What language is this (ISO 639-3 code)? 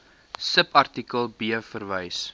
afr